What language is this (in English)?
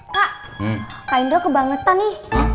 Indonesian